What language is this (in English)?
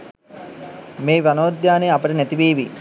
Sinhala